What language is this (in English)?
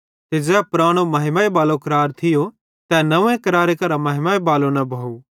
Bhadrawahi